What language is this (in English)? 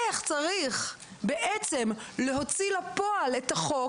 Hebrew